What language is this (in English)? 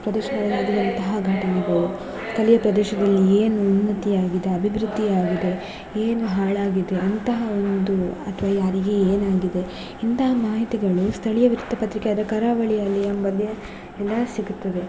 Kannada